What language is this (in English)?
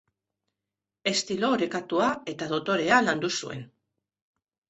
Basque